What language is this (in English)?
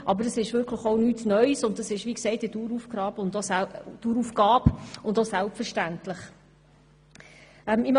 Swiss German